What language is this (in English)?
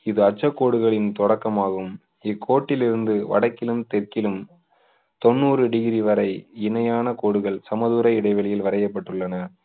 Tamil